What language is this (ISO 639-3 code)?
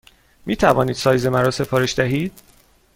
fas